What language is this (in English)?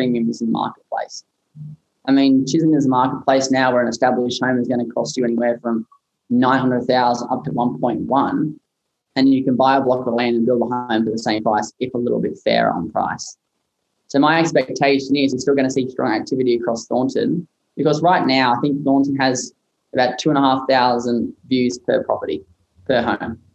English